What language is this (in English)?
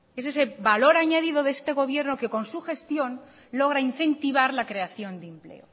Spanish